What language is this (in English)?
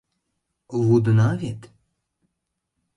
Mari